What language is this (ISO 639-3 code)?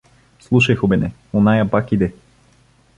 bul